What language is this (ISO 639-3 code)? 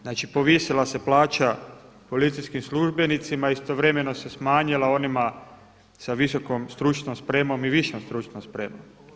hrv